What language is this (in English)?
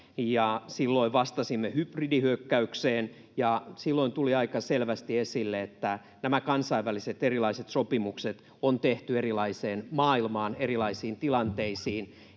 Finnish